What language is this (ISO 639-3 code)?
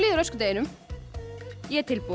isl